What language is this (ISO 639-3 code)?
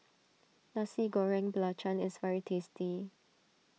eng